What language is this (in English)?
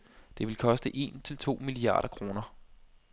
Danish